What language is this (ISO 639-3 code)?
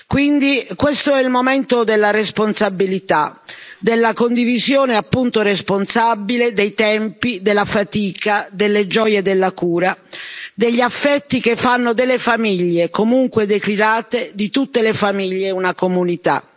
ita